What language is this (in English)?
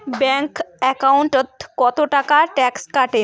Bangla